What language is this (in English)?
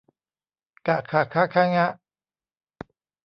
Thai